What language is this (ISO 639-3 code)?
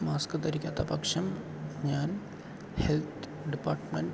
mal